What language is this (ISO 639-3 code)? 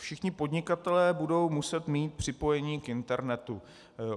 ces